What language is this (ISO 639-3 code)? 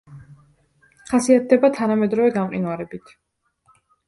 kat